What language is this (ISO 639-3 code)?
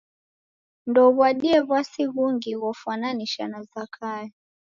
dav